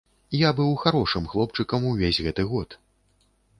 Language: Belarusian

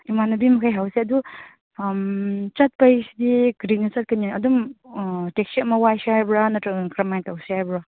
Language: Manipuri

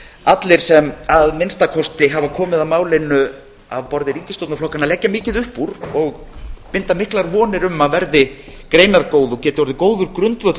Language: Icelandic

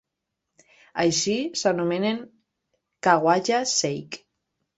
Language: Catalan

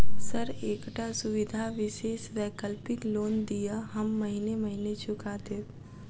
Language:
Maithili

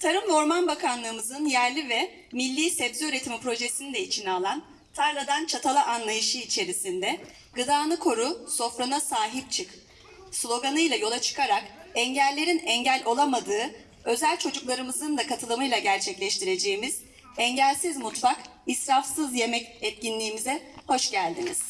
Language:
Turkish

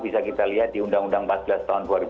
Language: Indonesian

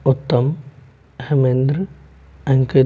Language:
Hindi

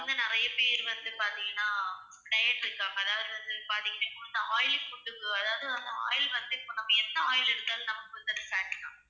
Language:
Tamil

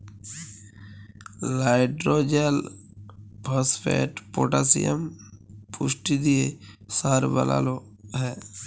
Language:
Bangla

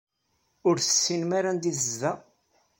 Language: Kabyle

